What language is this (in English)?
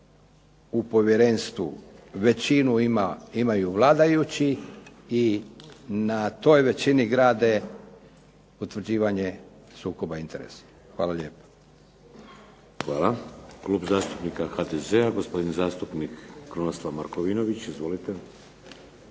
Croatian